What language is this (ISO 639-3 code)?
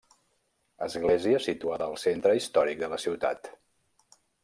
cat